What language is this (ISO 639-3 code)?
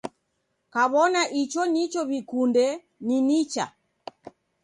dav